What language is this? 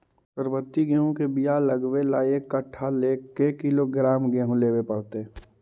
Magahi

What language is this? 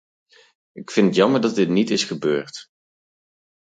Dutch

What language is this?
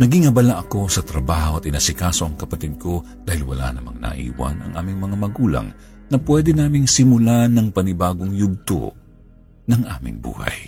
Filipino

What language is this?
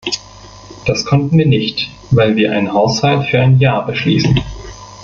German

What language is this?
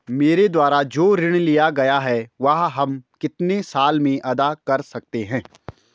Hindi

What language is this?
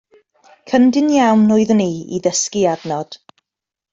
Welsh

